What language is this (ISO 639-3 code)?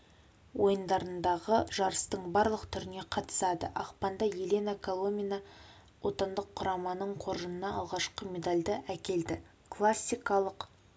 kaz